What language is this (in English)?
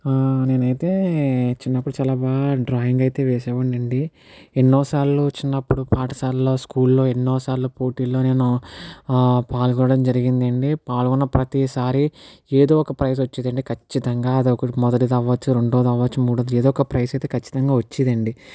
Telugu